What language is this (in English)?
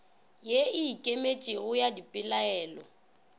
Northern Sotho